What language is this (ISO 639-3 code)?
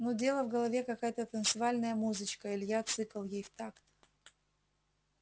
rus